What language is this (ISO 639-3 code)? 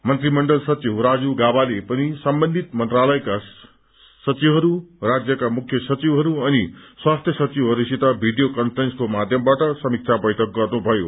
nep